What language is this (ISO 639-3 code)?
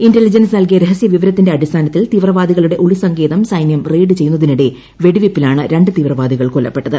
mal